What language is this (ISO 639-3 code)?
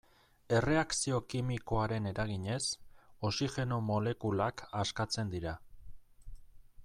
eus